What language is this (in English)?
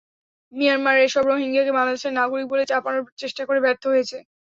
Bangla